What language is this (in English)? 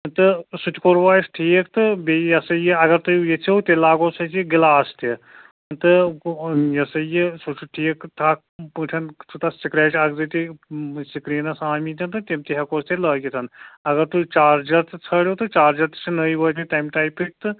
Kashmiri